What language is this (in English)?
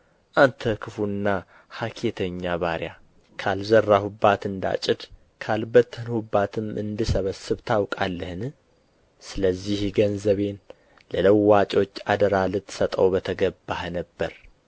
Amharic